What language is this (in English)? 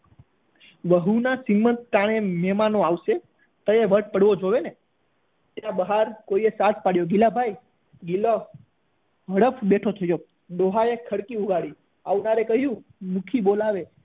Gujarati